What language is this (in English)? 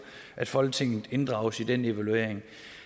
Danish